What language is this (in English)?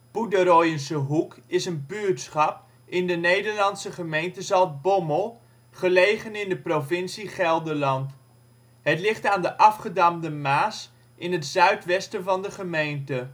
Dutch